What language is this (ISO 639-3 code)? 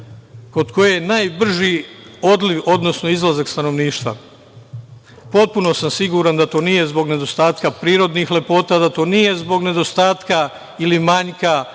srp